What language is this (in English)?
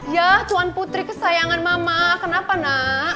Indonesian